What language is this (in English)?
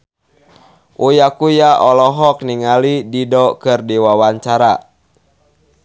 Sundanese